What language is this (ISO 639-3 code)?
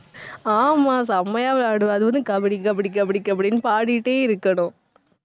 tam